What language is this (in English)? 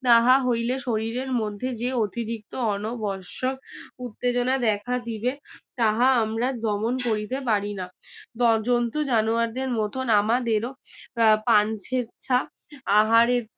Bangla